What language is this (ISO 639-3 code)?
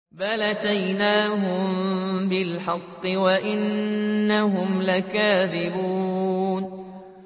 ara